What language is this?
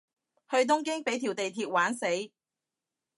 Cantonese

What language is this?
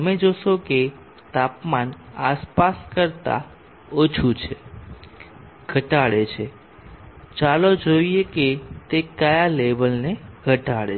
Gujarati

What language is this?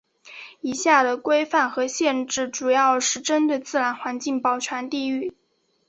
Chinese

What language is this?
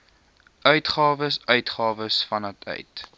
Afrikaans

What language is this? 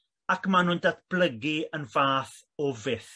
Welsh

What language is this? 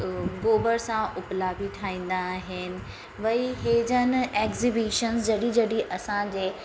Sindhi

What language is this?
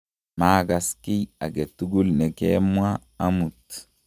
Kalenjin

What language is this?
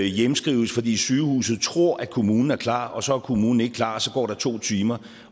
Danish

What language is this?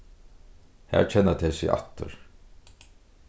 Faroese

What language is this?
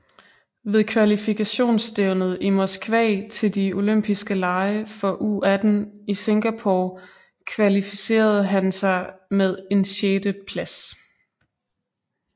Danish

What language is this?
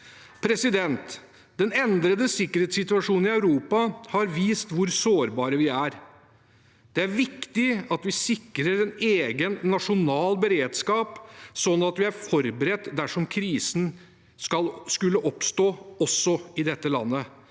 Norwegian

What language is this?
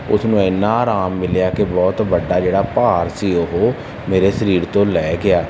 Punjabi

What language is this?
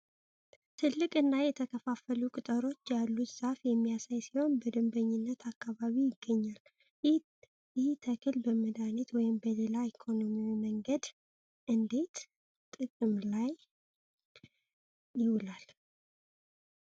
Amharic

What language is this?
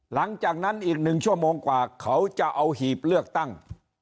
Thai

